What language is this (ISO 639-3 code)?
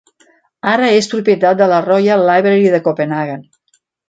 cat